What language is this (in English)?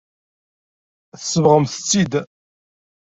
Kabyle